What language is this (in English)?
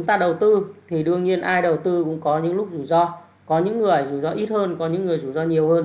Vietnamese